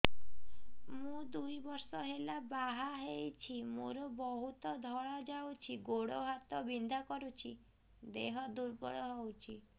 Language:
Odia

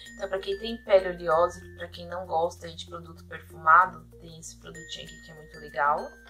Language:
Portuguese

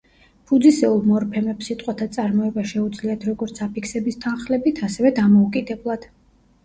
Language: Georgian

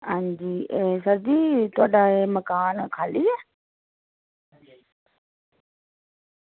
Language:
Dogri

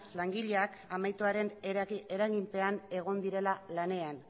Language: Basque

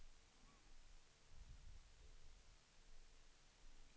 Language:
Swedish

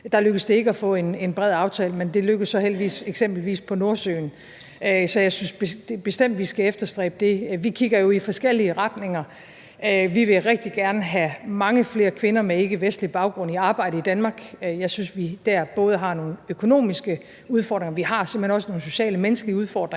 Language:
Danish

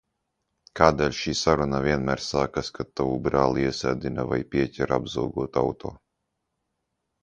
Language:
Latvian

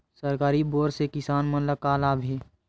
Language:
Chhattisgarhi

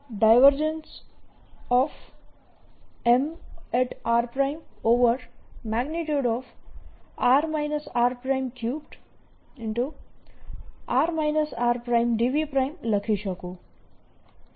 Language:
Gujarati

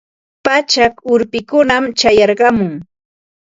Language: Ambo-Pasco Quechua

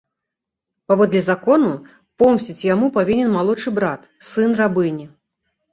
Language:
Belarusian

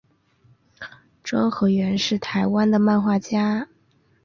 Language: Chinese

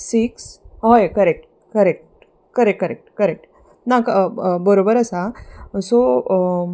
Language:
Konkani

